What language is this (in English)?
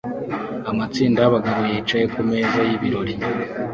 Kinyarwanda